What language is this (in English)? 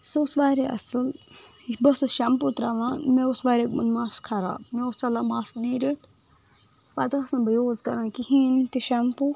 Kashmiri